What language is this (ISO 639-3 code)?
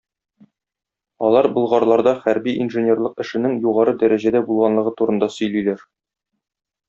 tat